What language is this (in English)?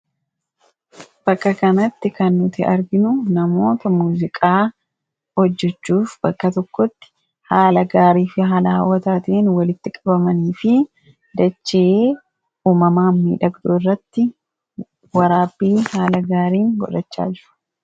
Oromo